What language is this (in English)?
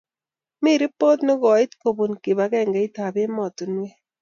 Kalenjin